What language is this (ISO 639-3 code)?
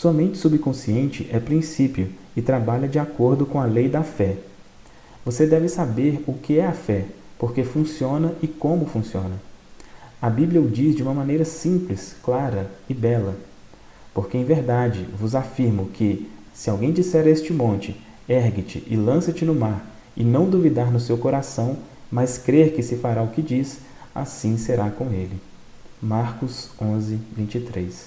por